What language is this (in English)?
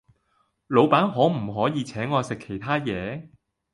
Cantonese